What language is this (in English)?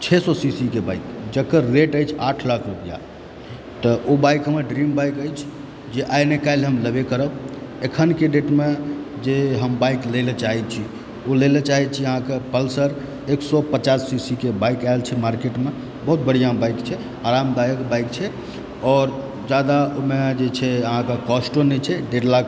Maithili